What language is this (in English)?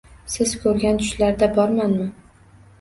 Uzbek